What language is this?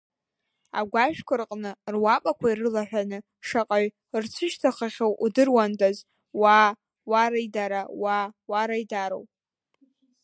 Abkhazian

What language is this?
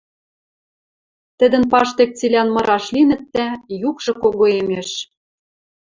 Western Mari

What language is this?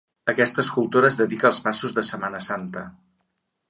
Catalan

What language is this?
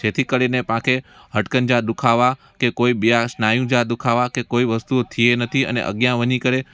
Sindhi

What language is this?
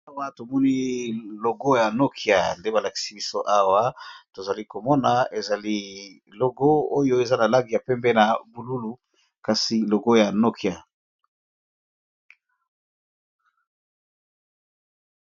Lingala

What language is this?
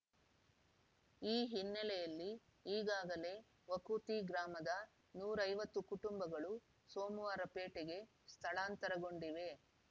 Kannada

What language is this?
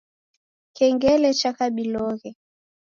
Taita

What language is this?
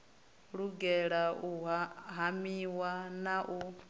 Venda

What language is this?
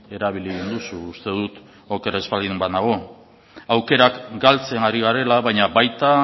Basque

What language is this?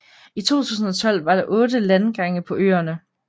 Danish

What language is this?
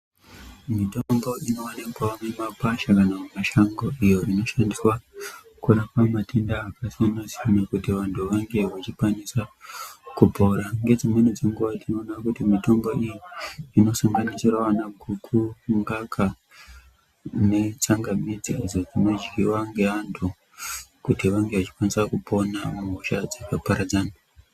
Ndau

